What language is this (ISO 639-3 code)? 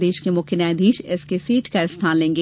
hin